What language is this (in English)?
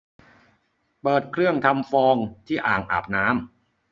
Thai